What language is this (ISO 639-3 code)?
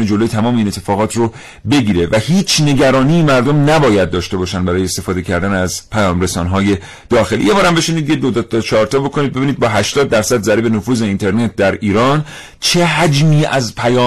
fas